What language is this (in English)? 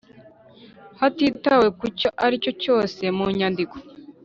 Kinyarwanda